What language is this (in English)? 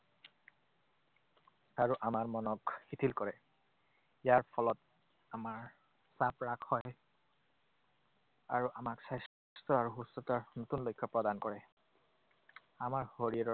Assamese